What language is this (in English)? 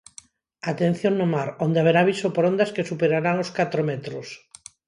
Galician